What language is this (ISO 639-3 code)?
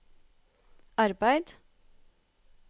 nor